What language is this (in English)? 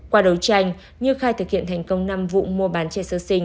Vietnamese